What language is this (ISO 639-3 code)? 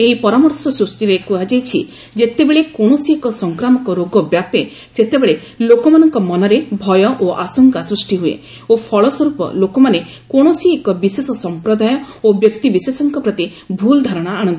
ori